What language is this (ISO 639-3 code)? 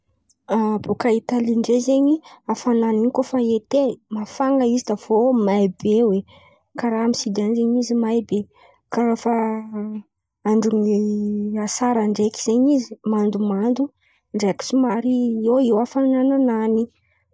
xmv